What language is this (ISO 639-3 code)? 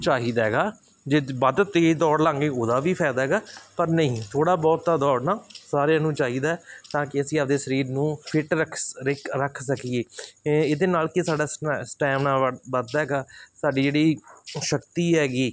pan